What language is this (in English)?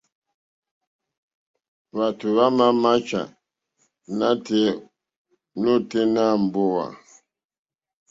Mokpwe